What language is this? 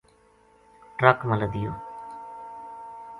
Gujari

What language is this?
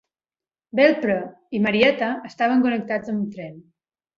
Catalan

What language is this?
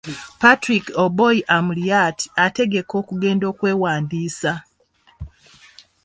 Ganda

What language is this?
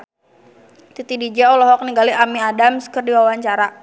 Sundanese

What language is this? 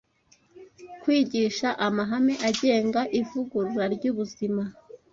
Kinyarwanda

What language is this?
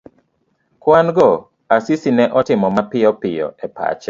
Luo (Kenya and Tanzania)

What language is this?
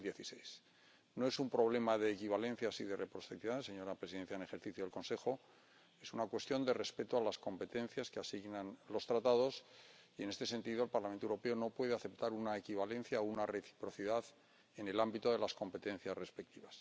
Spanish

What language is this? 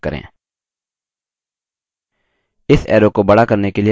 Hindi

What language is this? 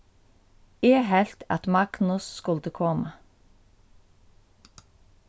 Faroese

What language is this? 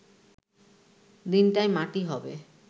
Bangla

